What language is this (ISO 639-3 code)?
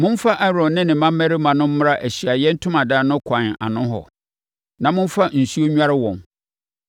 aka